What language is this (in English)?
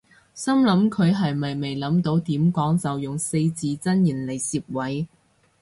Cantonese